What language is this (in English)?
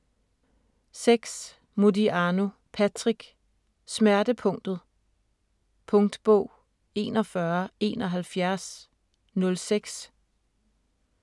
Danish